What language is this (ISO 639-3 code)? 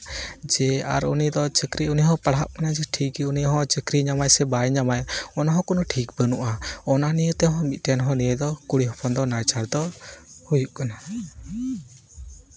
sat